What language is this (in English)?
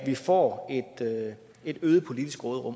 Danish